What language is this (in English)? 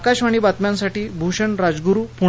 Marathi